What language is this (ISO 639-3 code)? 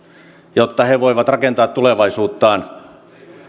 fin